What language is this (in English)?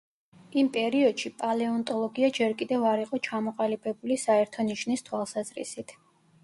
Georgian